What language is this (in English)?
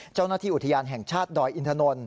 Thai